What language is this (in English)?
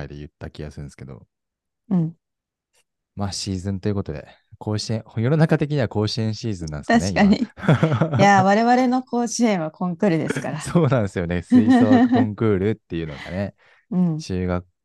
Japanese